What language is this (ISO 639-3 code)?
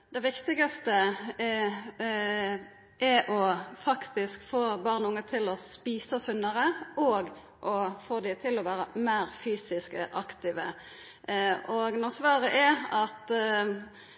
nno